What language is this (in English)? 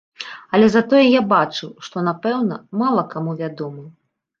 Belarusian